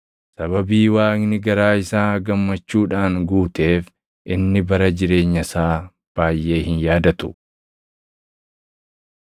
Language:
Oromo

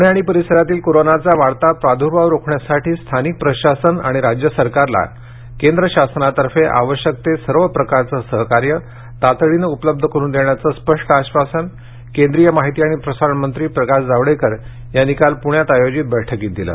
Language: Marathi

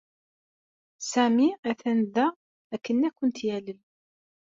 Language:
Kabyle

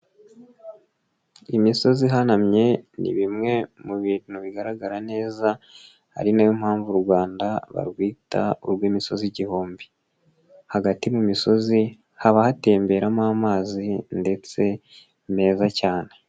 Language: Kinyarwanda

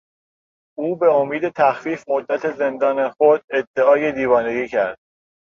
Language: Persian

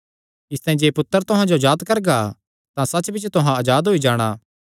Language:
Kangri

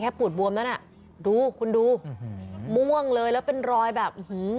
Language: Thai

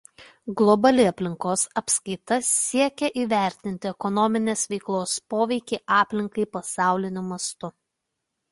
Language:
Lithuanian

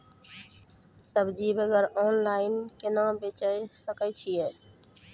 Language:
Maithili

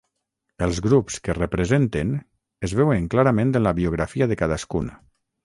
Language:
Catalan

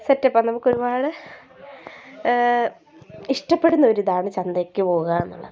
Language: Malayalam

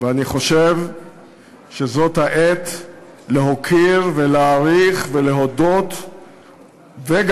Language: Hebrew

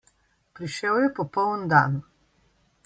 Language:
Slovenian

